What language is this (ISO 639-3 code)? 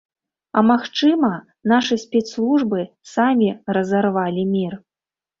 bel